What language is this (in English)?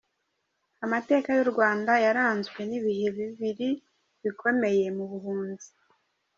Kinyarwanda